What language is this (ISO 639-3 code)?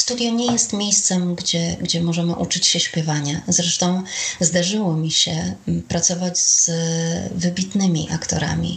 pol